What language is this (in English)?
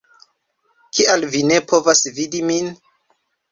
Esperanto